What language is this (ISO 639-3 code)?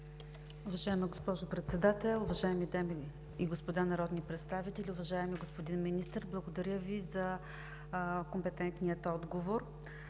bul